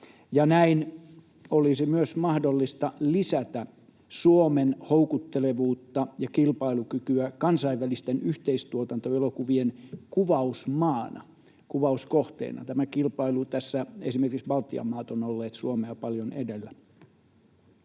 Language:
Finnish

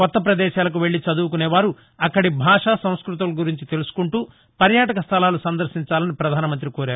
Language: Telugu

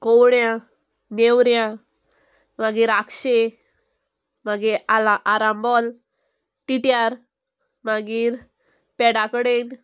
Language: Konkani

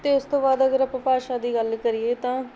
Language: Punjabi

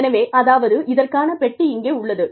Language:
Tamil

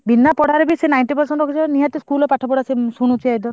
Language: Odia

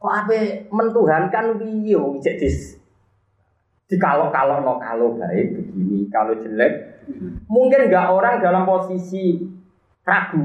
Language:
Malay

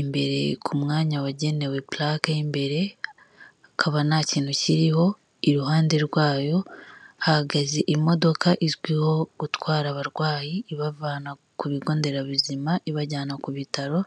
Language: Kinyarwanda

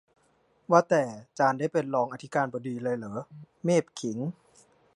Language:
Thai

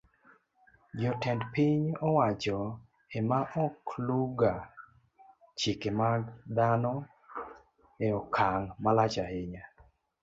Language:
Luo (Kenya and Tanzania)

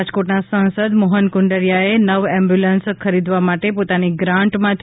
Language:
Gujarati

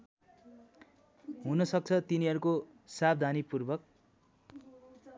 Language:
Nepali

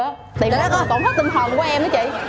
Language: Vietnamese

